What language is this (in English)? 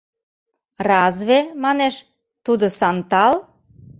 Mari